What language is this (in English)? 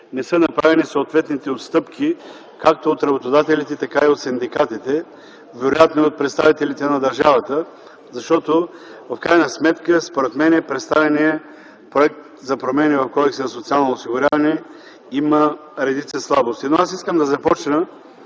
Bulgarian